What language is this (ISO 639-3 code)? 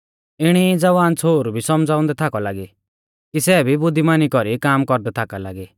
bfz